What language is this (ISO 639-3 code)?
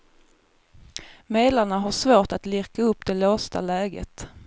swe